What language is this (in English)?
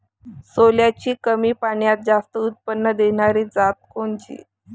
Marathi